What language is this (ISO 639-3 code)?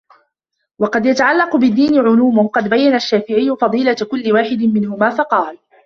ara